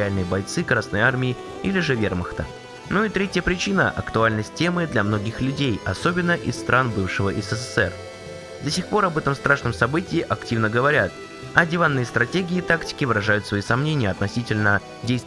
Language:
Russian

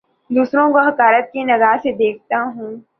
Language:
Urdu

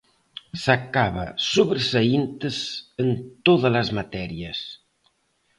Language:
Galician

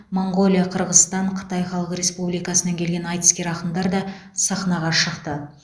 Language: Kazakh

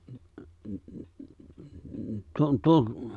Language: Finnish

